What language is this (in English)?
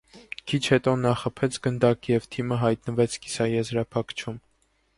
Armenian